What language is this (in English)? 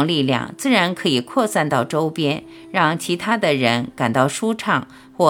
Chinese